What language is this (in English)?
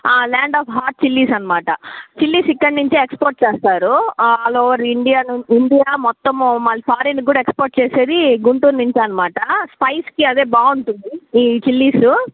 Telugu